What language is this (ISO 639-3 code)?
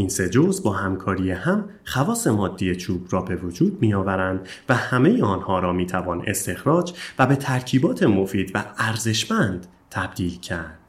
fas